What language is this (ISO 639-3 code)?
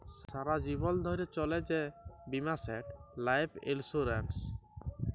ben